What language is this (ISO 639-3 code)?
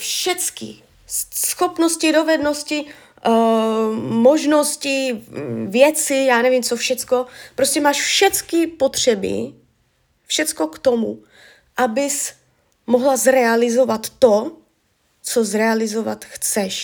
ces